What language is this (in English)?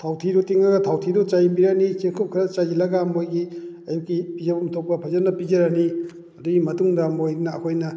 Manipuri